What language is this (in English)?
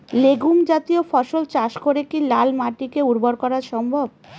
Bangla